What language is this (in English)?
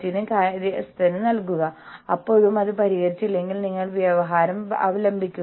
Malayalam